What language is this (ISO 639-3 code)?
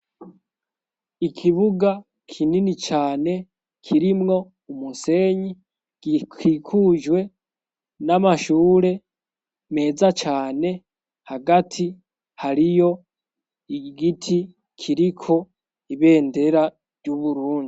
run